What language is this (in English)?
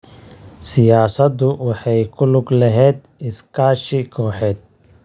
Somali